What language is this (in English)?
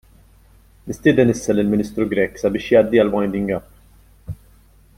Maltese